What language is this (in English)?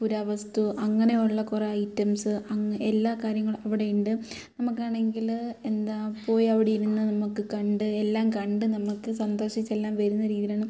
Malayalam